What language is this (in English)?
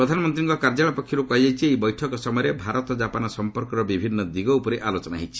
Odia